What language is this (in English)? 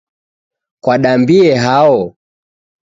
Taita